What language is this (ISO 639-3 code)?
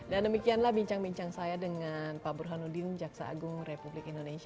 ind